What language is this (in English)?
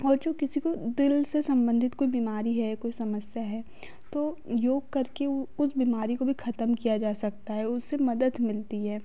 Hindi